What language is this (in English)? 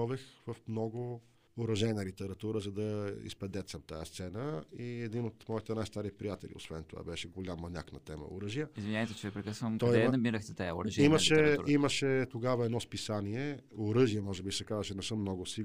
Bulgarian